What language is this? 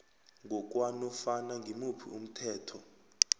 South Ndebele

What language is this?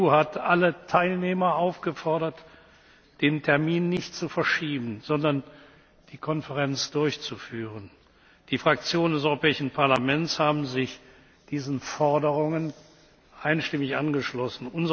German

